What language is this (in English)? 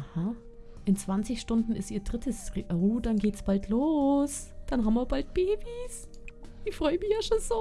German